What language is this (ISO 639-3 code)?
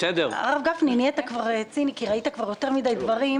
heb